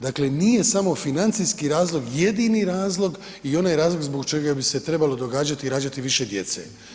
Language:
Croatian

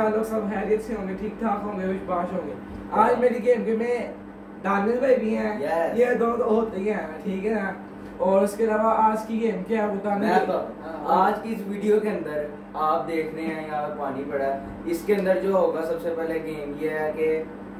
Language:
Hindi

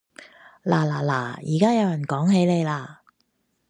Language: Cantonese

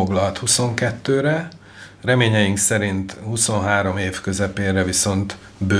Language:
Hungarian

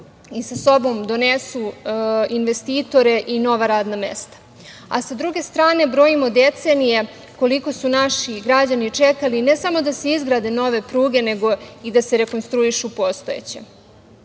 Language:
Serbian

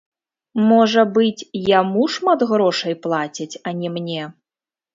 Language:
Belarusian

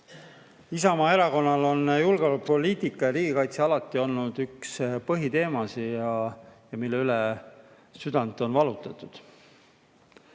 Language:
Estonian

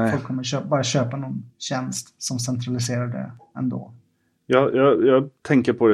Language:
Swedish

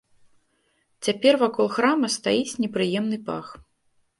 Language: Belarusian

